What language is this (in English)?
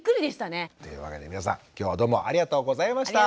Japanese